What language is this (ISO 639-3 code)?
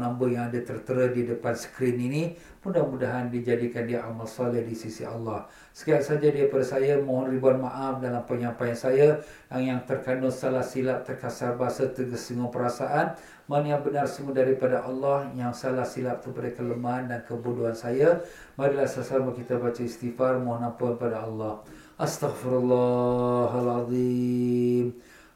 msa